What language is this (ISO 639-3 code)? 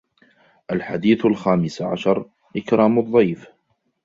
ara